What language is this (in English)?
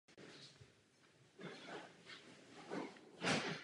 Czech